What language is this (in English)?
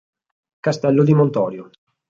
Italian